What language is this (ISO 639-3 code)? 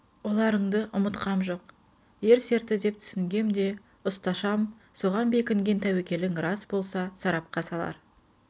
kaz